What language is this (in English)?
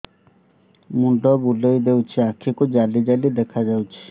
Odia